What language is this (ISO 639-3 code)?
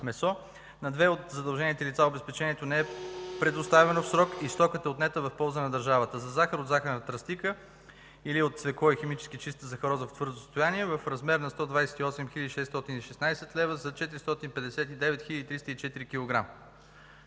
bul